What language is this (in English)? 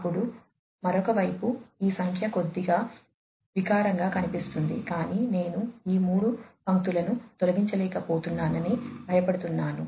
Telugu